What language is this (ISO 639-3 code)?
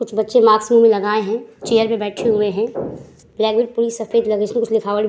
hin